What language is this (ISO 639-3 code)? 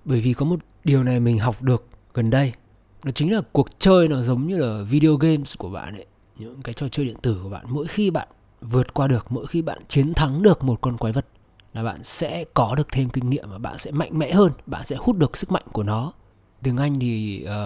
vie